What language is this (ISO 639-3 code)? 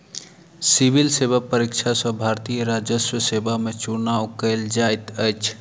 mai